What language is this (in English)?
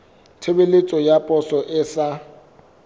Southern Sotho